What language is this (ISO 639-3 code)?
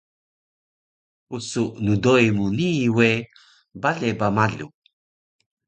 trv